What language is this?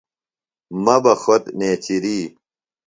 Phalura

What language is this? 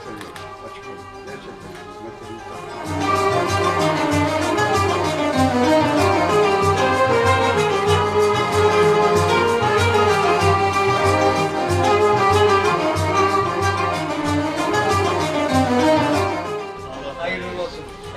Turkish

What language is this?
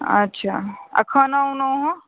Maithili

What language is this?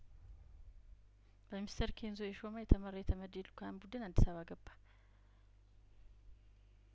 Amharic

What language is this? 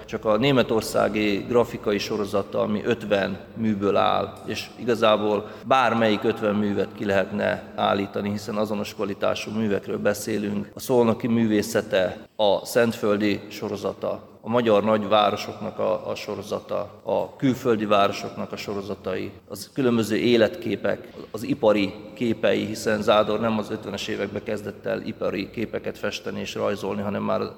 Hungarian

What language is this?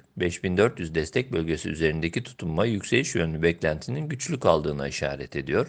Turkish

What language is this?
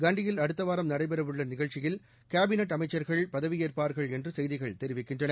Tamil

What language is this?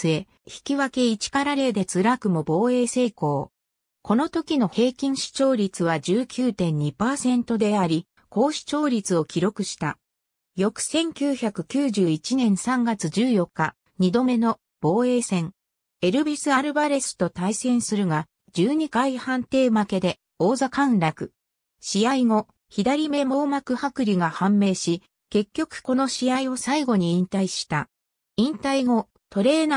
Japanese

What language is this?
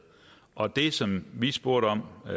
Danish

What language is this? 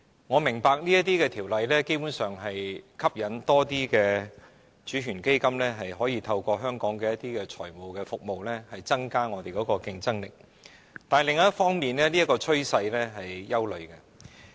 Cantonese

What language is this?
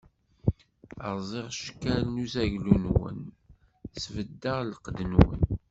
Kabyle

